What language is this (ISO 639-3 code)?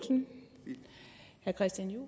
dan